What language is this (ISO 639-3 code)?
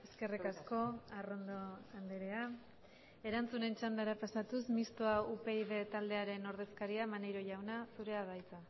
eus